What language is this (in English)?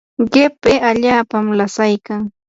Yanahuanca Pasco Quechua